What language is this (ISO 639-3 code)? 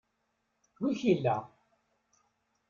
kab